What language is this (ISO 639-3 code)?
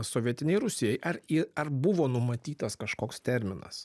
lit